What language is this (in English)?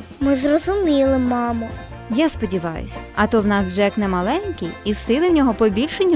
Ukrainian